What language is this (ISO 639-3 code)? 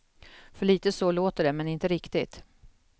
swe